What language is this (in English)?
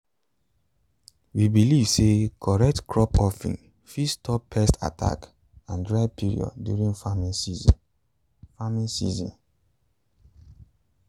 Nigerian Pidgin